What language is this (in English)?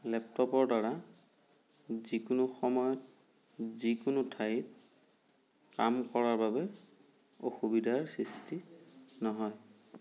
Assamese